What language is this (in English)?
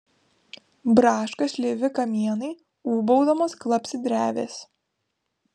Lithuanian